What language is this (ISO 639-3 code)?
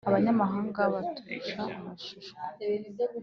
kin